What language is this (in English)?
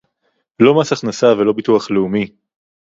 Hebrew